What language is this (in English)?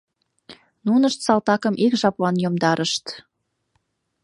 Mari